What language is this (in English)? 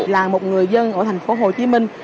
Vietnamese